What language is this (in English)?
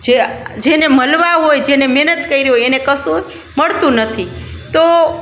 Gujarati